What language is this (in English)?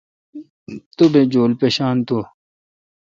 Kalkoti